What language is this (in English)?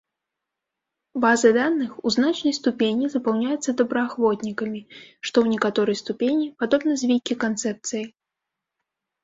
Belarusian